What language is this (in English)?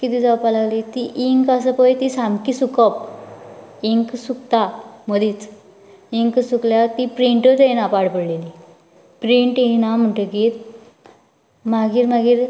Konkani